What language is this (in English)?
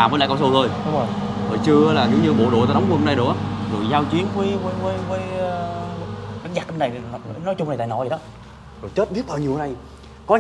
Vietnamese